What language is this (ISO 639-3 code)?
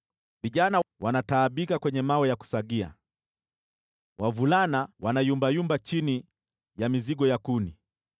swa